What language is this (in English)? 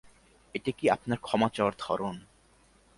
Bangla